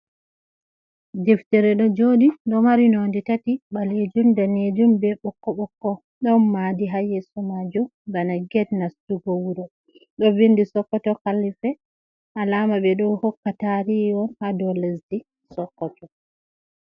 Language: Fula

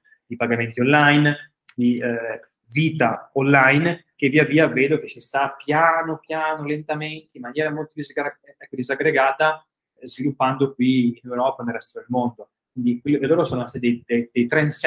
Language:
Italian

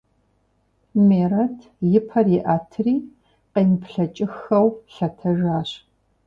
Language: Kabardian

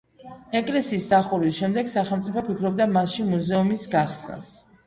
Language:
Georgian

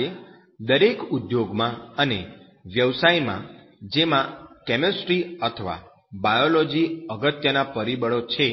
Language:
Gujarati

